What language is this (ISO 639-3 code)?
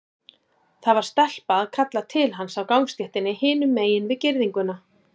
isl